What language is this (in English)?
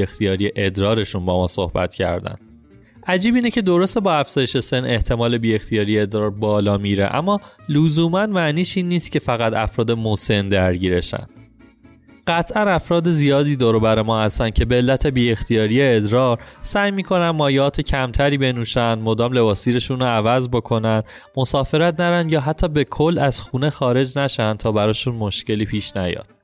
Persian